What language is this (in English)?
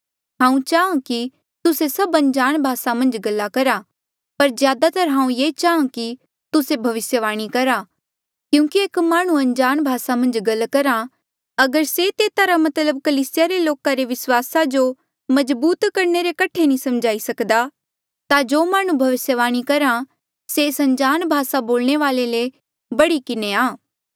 Mandeali